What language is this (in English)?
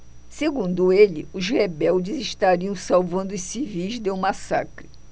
Portuguese